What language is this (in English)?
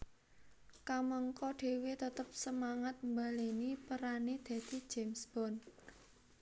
Javanese